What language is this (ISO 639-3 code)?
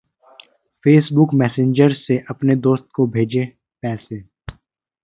hin